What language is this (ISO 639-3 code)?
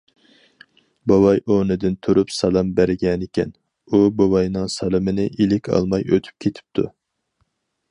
uig